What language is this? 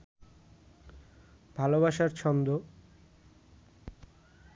Bangla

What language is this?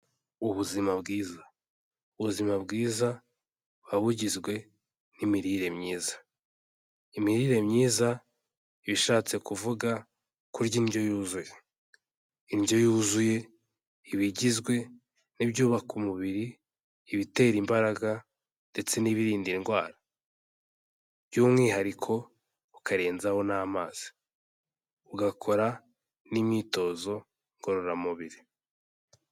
Kinyarwanda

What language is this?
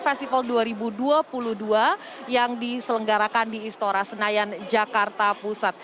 Indonesian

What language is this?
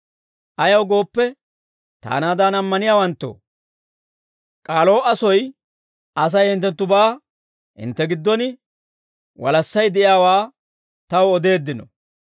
Dawro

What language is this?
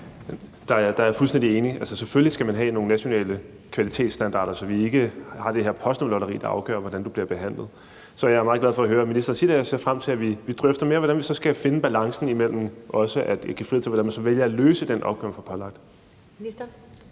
Danish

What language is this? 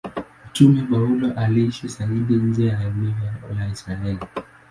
Swahili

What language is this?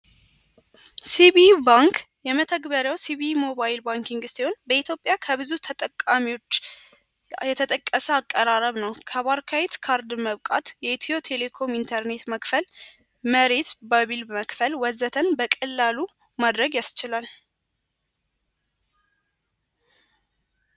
Amharic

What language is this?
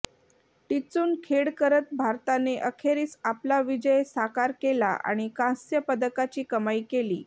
Marathi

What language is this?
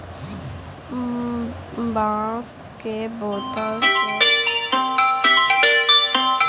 Hindi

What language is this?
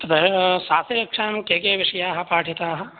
Sanskrit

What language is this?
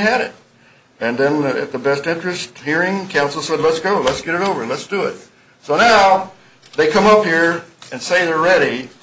English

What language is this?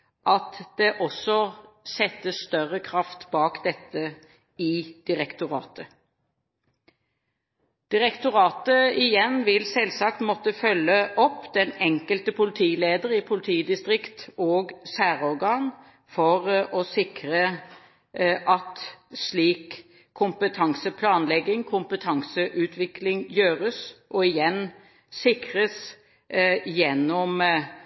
Norwegian Bokmål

